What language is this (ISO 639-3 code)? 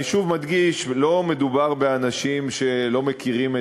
heb